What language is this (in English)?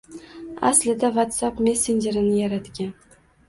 Uzbek